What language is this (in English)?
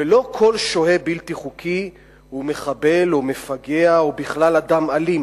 Hebrew